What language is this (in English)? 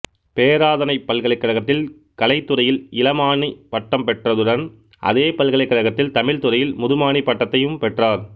Tamil